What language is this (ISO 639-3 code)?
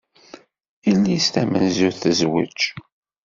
kab